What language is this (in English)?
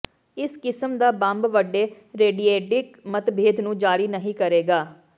Punjabi